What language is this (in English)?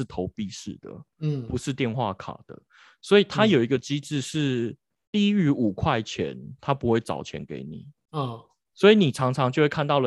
Chinese